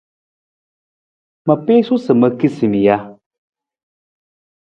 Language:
Nawdm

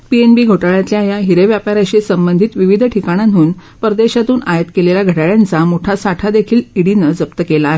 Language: Marathi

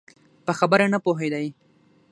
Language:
Pashto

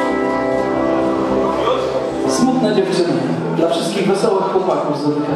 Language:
Polish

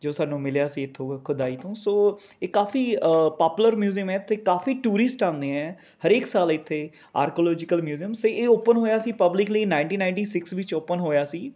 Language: Punjabi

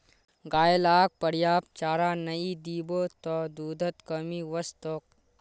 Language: Magahi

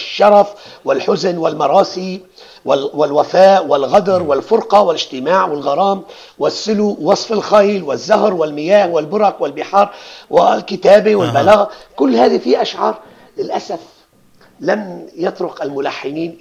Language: Arabic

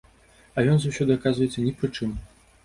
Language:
Belarusian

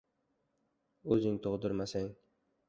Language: Uzbek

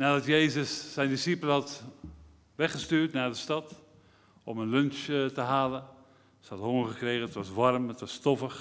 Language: Dutch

